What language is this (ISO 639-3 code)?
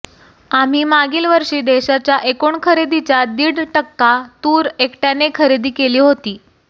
mar